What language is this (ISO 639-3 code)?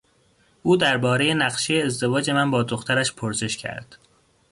fas